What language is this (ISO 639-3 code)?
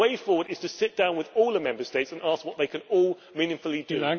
eng